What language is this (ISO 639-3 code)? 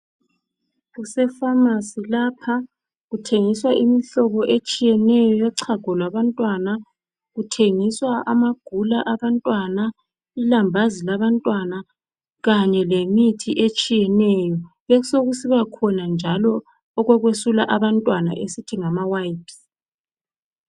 nde